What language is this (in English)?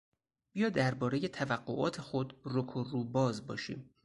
Persian